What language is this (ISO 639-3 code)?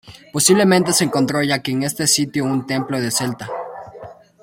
spa